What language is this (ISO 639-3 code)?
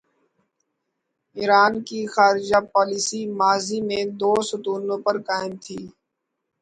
urd